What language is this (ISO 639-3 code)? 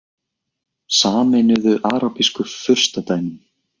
isl